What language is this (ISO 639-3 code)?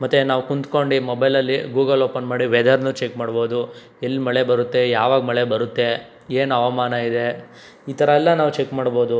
kan